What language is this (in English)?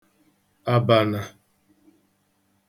Igbo